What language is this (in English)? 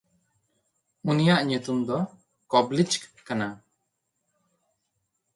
Santali